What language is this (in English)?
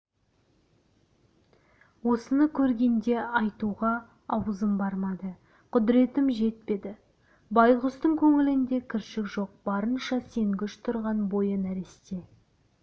Kazakh